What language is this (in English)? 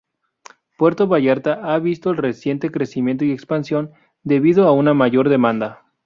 Spanish